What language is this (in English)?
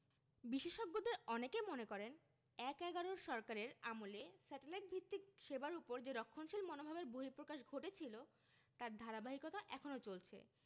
Bangla